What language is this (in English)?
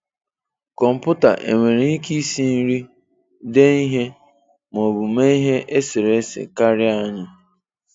Igbo